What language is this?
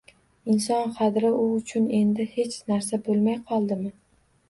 Uzbek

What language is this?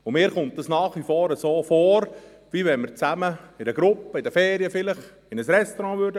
Swiss German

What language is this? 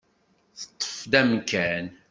Kabyle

